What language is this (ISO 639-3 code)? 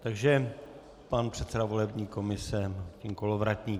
ces